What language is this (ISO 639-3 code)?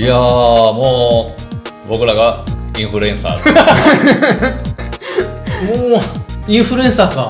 jpn